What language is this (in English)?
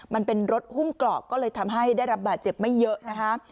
Thai